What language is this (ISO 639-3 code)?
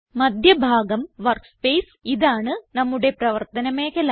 mal